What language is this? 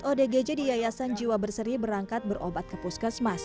Indonesian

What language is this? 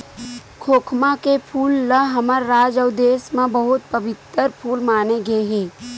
Chhattisgarhi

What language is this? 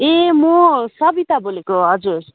Nepali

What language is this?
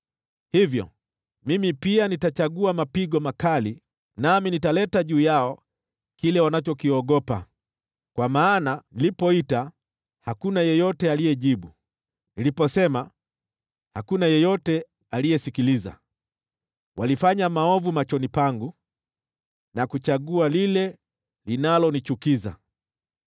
Swahili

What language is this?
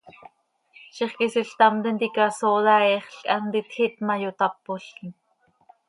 Seri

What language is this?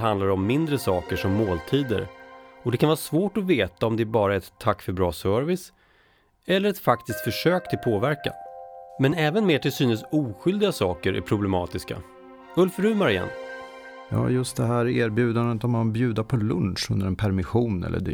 Swedish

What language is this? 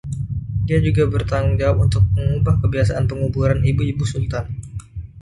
Indonesian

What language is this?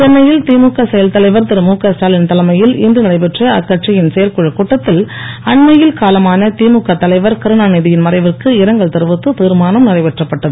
Tamil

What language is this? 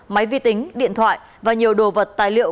Vietnamese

